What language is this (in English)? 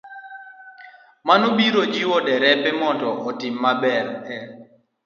Luo (Kenya and Tanzania)